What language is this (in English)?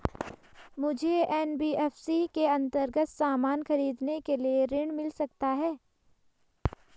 Hindi